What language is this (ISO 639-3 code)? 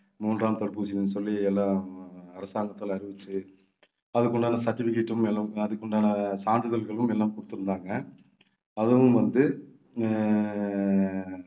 tam